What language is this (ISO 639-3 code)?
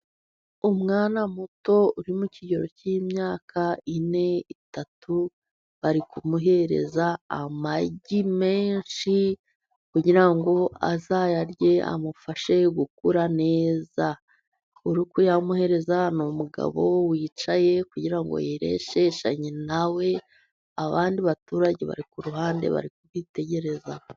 kin